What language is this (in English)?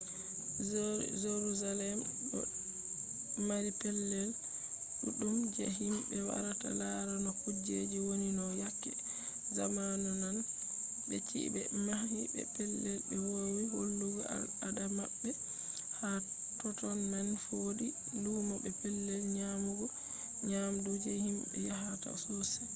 Fula